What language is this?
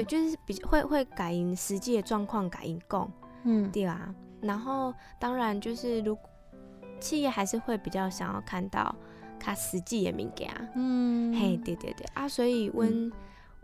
Chinese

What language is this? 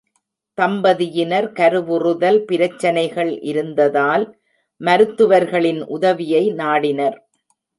Tamil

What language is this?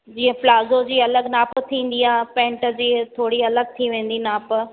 Sindhi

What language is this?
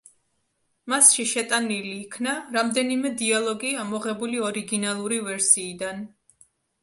Georgian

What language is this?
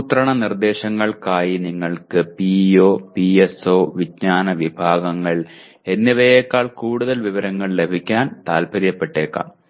Malayalam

